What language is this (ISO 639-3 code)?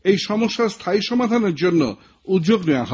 ben